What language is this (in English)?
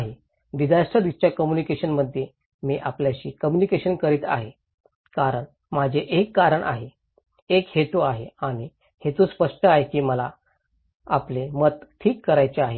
Marathi